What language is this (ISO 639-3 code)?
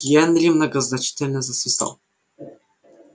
rus